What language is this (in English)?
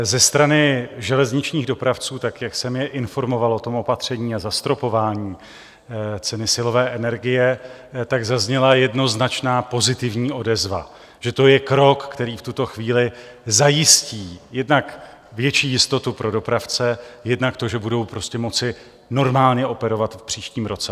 Czech